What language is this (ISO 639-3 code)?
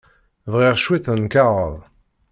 kab